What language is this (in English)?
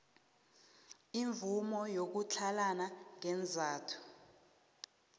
South Ndebele